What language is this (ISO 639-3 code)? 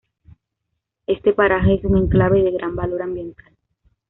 spa